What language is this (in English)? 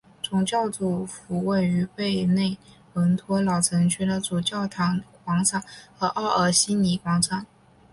Chinese